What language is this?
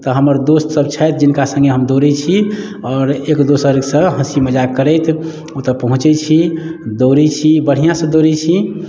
Maithili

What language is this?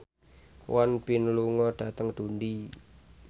Javanese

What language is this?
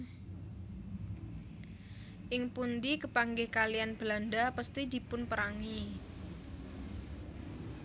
Javanese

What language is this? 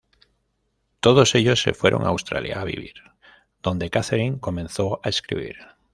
Spanish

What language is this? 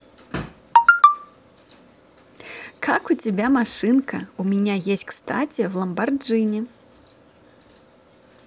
Russian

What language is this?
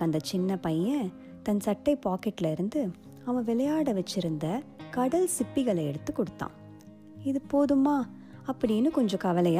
Tamil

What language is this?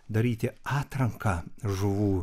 Lithuanian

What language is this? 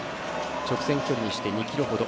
Japanese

